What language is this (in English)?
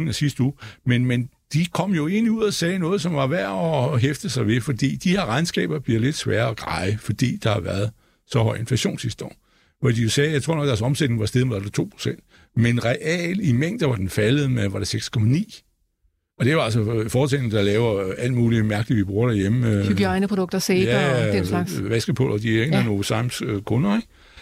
Danish